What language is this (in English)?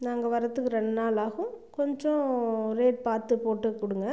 Tamil